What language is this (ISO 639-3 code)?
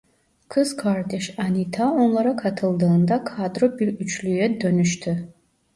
tur